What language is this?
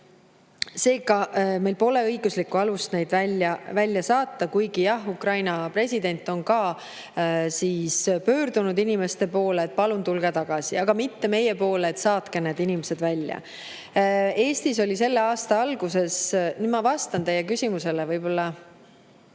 Estonian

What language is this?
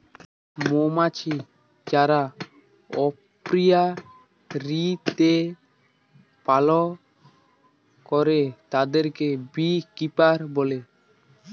Bangla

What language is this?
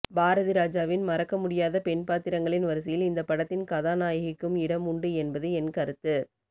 Tamil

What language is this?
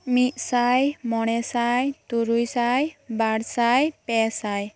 Santali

